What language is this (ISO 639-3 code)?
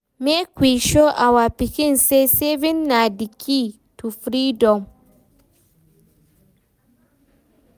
pcm